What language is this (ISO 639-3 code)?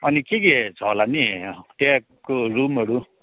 nep